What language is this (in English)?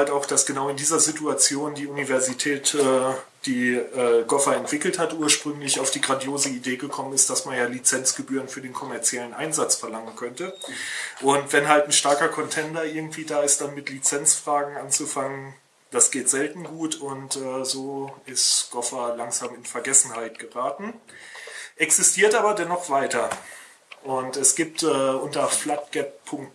German